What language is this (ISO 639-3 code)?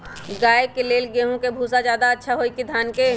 mag